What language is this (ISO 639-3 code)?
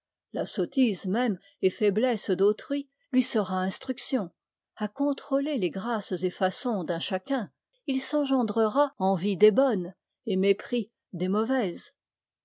fra